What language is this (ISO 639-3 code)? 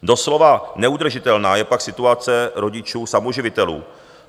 ces